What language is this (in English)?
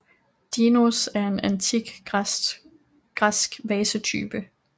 Danish